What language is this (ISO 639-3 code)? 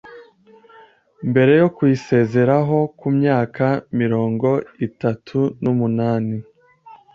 kin